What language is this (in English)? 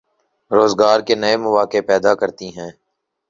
Urdu